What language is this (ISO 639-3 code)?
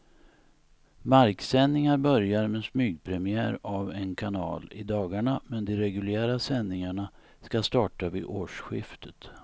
swe